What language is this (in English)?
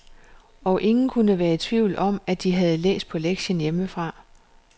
Danish